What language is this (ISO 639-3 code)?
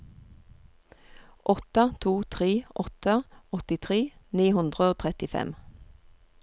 nor